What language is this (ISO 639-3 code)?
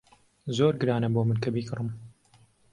ckb